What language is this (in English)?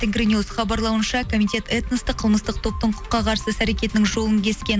Kazakh